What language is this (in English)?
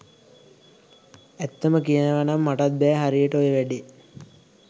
Sinhala